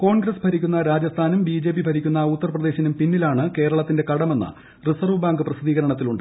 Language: Malayalam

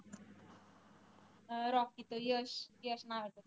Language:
Marathi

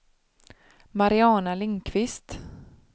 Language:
Swedish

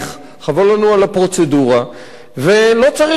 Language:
Hebrew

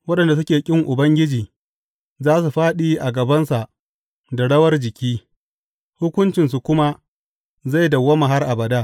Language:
Hausa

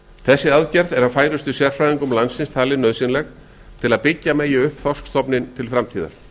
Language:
Icelandic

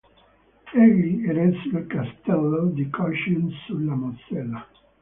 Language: Italian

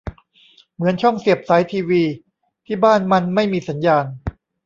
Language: Thai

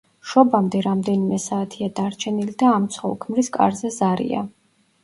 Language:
Georgian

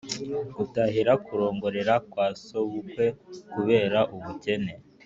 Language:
Kinyarwanda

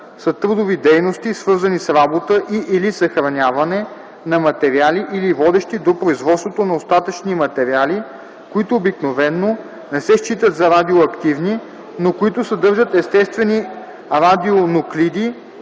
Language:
Bulgarian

